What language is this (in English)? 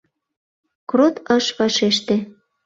Mari